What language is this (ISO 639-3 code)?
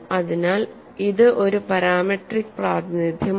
mal